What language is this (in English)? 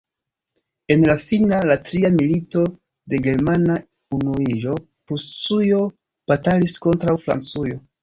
Esperanto